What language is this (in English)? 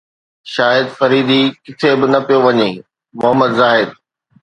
Sindhi